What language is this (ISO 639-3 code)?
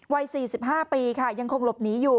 tha